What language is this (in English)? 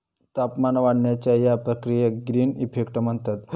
Marathi